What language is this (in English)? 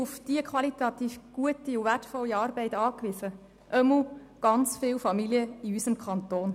Swiss German